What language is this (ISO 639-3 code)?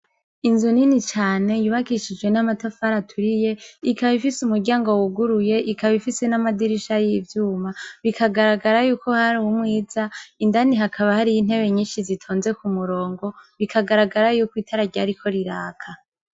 run